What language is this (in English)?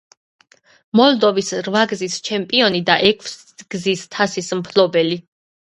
Georgian